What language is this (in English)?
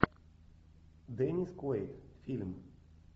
Russian